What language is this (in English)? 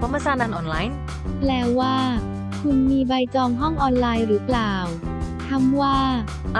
Thai